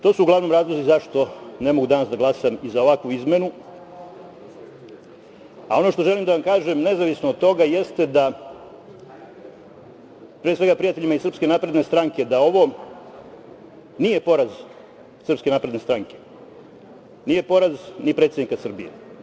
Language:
Serbian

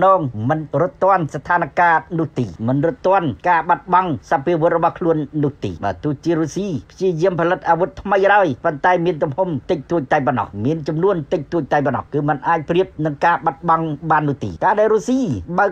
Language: Thai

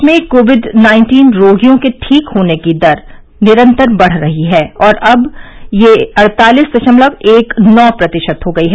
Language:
Hindi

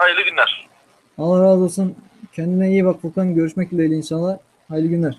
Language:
Turkish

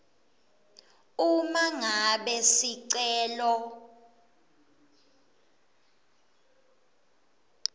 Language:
Swati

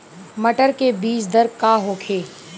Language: Bhojpuri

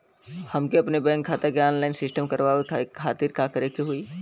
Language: Bhojpuri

